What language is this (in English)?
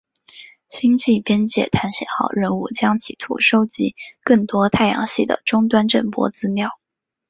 Chinese